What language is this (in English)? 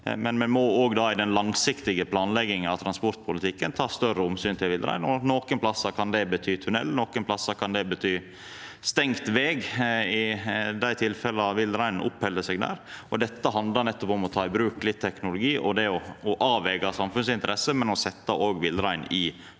Norwegian